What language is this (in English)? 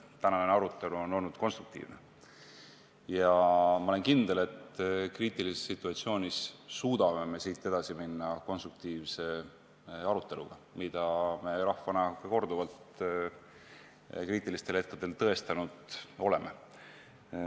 Estonian